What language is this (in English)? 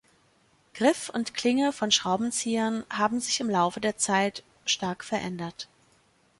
German